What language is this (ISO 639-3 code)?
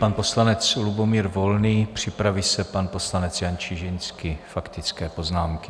ces